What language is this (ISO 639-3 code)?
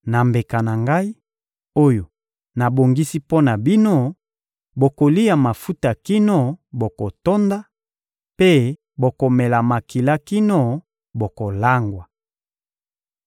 lin